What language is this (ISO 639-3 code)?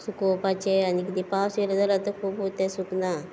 kok